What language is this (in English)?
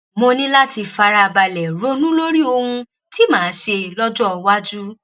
Yoruba